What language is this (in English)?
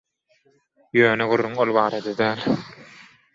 Turkmen